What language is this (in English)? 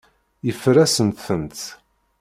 Kabyle